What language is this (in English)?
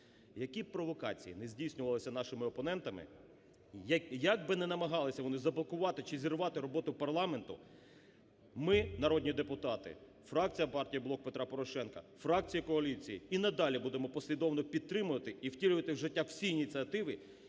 Ukrainian